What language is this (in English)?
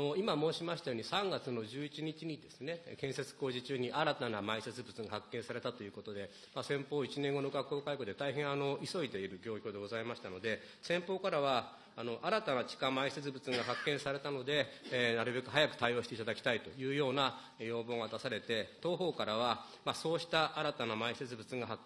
Japanese